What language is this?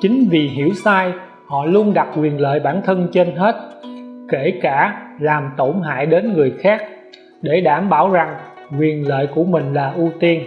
Vietnamese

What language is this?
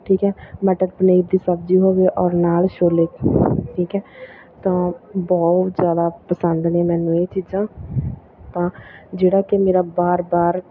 Punjabi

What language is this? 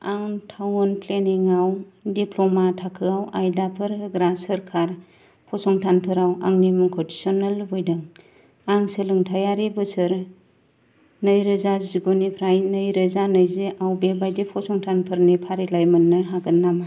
Bodo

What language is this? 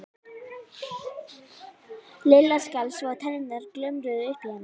Icelandic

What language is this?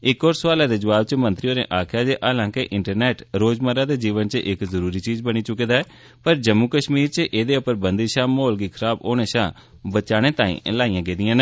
Dogri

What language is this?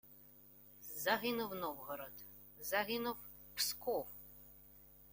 Ukrainian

